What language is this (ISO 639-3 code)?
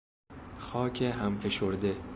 fas